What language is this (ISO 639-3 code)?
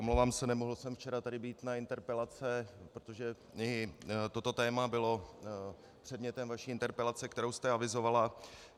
ces